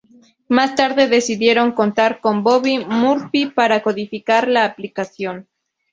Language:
Spanish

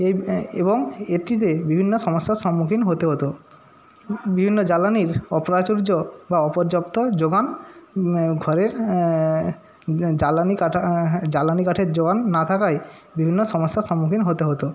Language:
Bangla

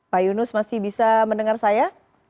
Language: Indonesian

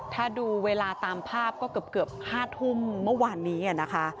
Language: Thai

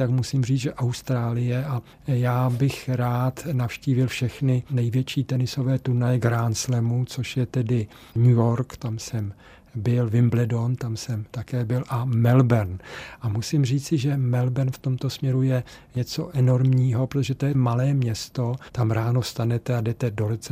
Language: Czech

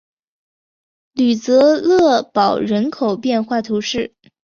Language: Chinese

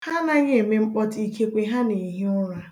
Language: Igbo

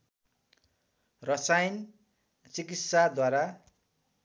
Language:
Nepali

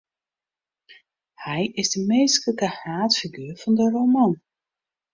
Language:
Western Frisian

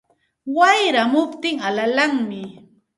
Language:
Santa Ana de Tusi Pasco Quechua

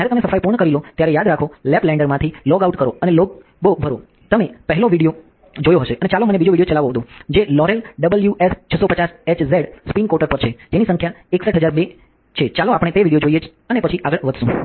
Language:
Gujarati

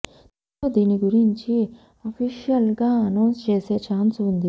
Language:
Telugu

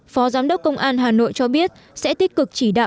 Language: Vietnamese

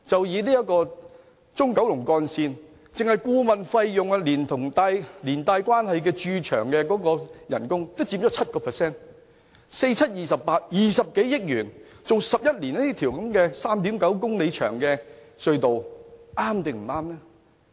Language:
Cantonese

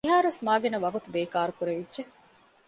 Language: Divehi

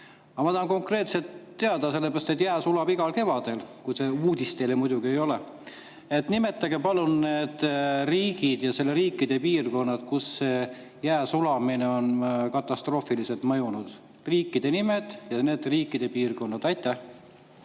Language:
Estonian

